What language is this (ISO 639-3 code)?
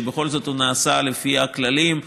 heb